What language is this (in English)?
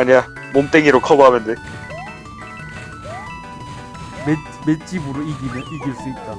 Korean